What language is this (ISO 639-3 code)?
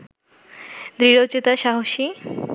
ben